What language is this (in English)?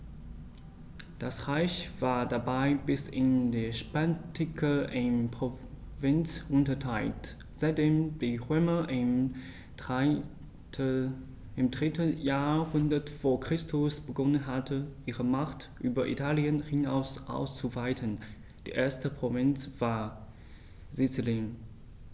German